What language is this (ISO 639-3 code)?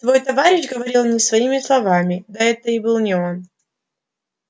rus